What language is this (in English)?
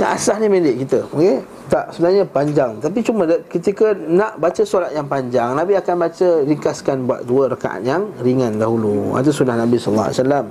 Malay